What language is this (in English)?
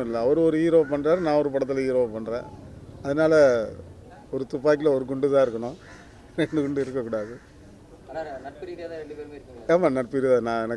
Arabic